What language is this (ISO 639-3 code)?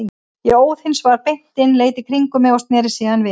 isl